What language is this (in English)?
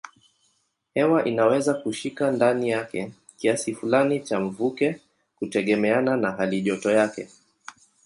Swahili